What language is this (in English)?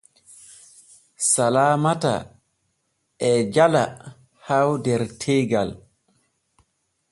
Borgu Fulfulde